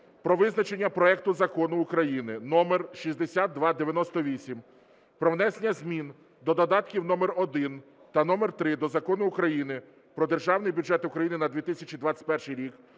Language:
Ukrainian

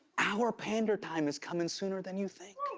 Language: English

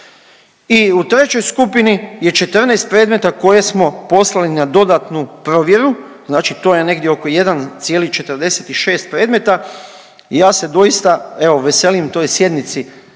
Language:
Croatian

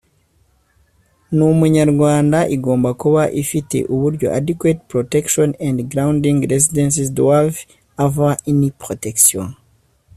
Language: Kinyarwanda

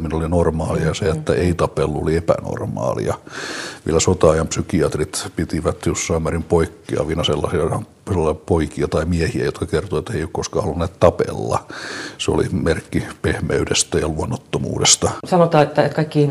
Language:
Finnish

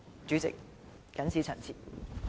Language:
Cantonese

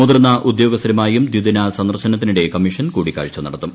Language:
Malayalam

